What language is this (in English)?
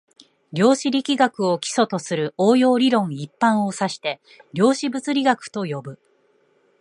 Japanese